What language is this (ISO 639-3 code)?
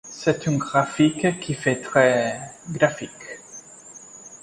fra